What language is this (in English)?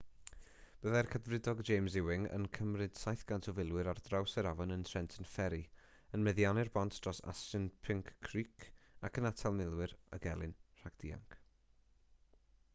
Welsh